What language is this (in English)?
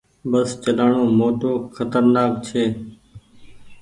Goaria